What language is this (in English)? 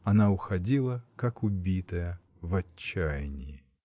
Russian